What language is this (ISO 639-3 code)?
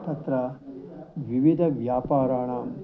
san